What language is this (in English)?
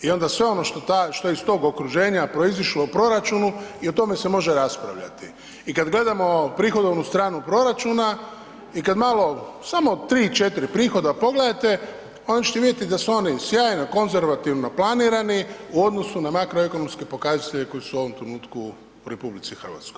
Croatian